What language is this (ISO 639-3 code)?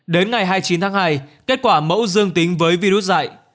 vie